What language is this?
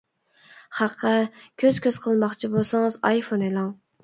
Uyghur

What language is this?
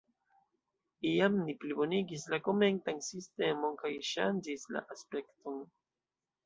Esperanto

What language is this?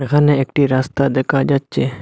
Bangla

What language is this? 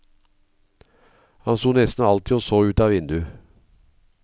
Norwegian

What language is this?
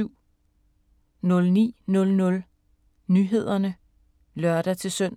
Danish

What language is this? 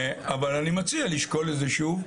Hebrew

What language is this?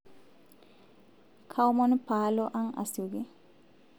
Masai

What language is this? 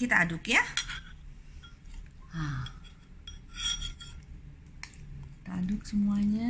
Indonesian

